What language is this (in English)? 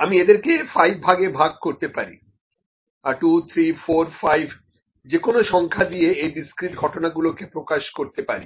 Bangla